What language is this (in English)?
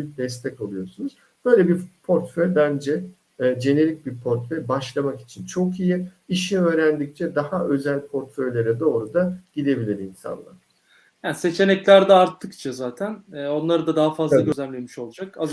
Turkish